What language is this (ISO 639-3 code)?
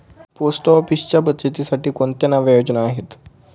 mar